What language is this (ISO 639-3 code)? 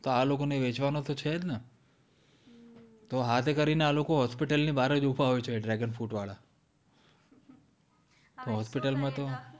guj